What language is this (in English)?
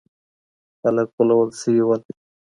Pashto